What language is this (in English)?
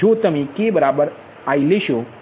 Gujarati